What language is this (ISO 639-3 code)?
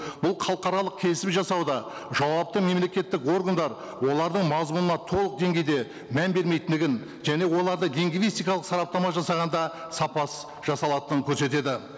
kaz